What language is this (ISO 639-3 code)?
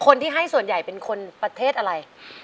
tha